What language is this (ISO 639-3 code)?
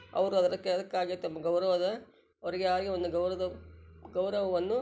kan